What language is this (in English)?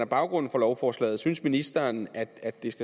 Danish